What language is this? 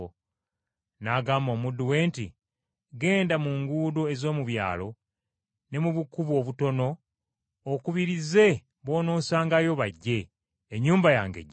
Ganda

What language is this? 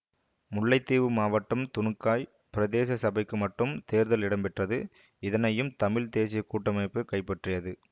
Tamil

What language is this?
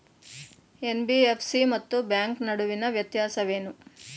Kannada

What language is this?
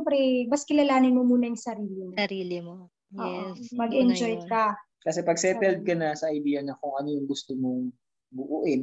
Filipino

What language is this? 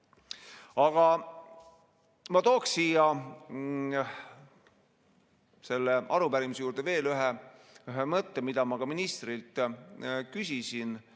Estonian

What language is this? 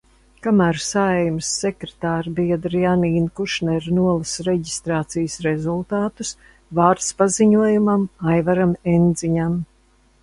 Latvian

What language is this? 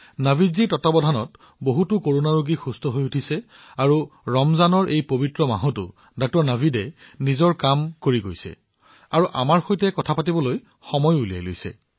Assamese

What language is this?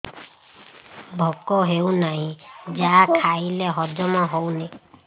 Odia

